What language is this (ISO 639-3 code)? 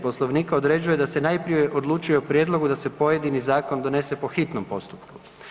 hrv